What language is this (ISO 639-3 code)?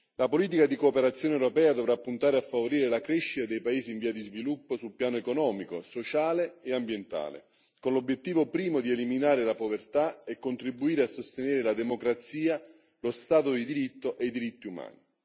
ita